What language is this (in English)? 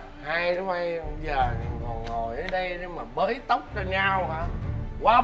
Vietnamese